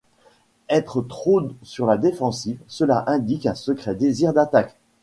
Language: French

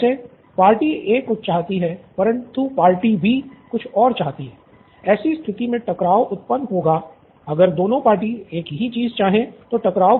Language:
Hindi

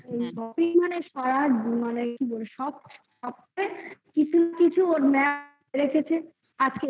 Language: Bangla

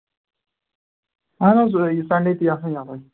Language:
Kashmiri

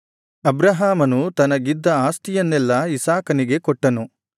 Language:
Kannada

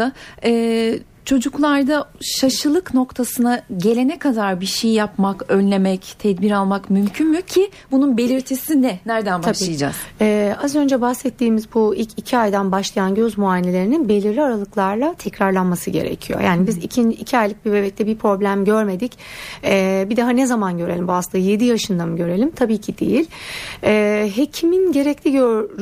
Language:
Turkish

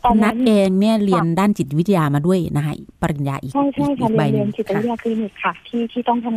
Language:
Thai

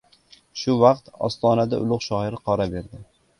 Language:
Uzbek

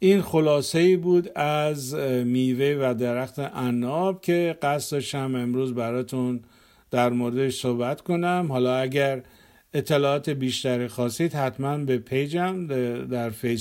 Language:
Persian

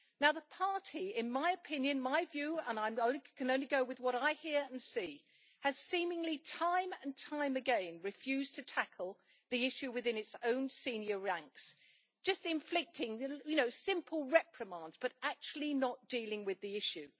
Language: English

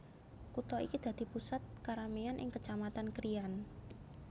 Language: Javanese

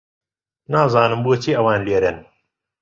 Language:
Central Kurdish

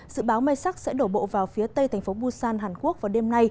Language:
Vietnamese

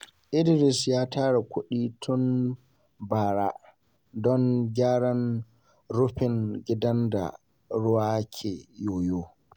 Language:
Hausa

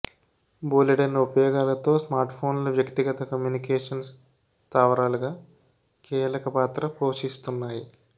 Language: Telugu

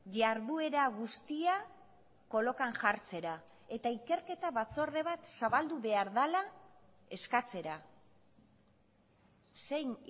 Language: Basque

